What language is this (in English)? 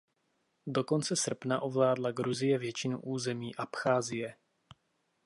Czech